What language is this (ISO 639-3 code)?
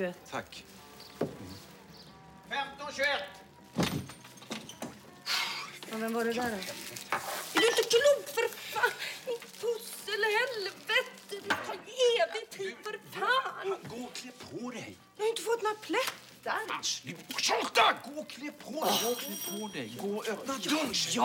swe